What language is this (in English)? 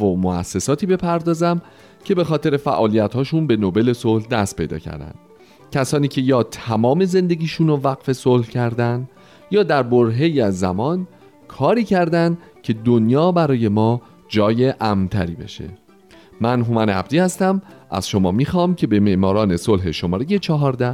Persian